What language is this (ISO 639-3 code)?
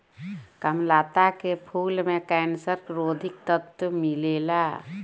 bho